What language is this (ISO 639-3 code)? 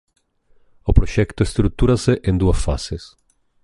glg